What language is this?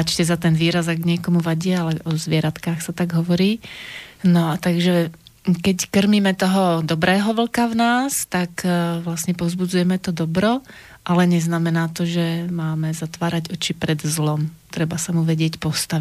Slovak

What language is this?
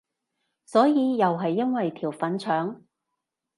Cantonese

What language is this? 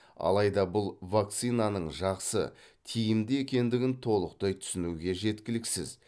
Kazakh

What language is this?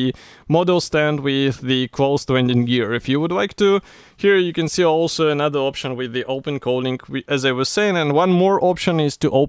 English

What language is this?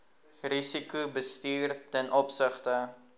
Afrikaans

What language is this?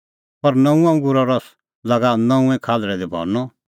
Kullu Pahari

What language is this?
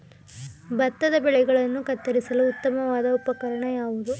Kannada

